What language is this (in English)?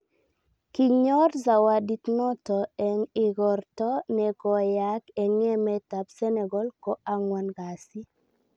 Kalenjin